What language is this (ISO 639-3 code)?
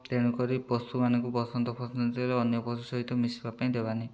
ori